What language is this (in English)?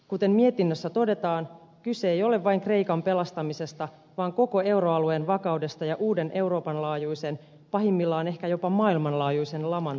Finnish